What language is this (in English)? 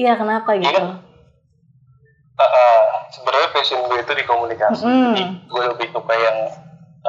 Indonesian